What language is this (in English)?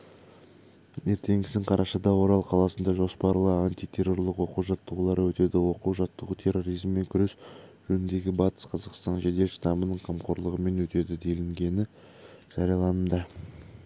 Kazakh